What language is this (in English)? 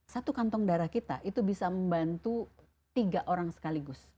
Indonesian